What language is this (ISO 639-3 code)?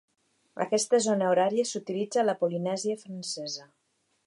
cat